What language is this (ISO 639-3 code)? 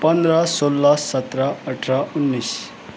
nep